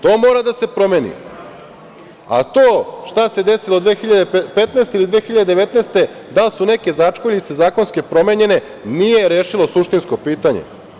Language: Serbian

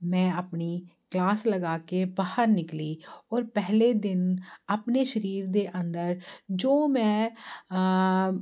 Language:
Punjabi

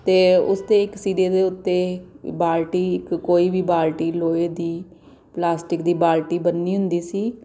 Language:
Punjabi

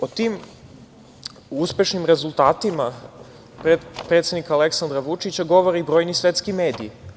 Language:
Serbian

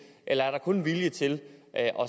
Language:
Danish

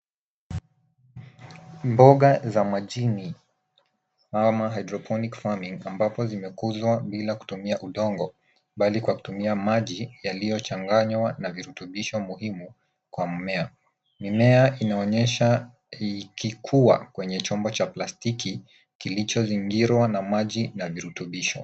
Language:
Swahili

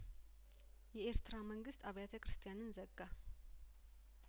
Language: Amharic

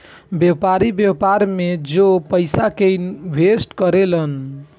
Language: Bhojpuri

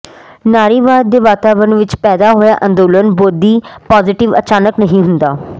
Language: Punjabi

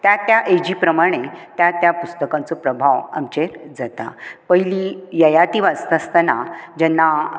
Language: Konkani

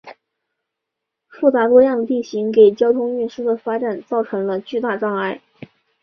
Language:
Chinese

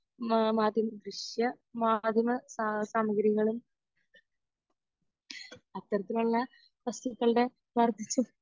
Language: Malayalam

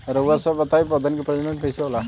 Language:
Bhojpuri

